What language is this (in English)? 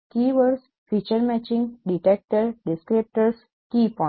Gujarati